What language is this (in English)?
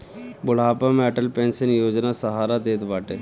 Bhojpuri